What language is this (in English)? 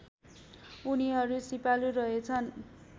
Nepali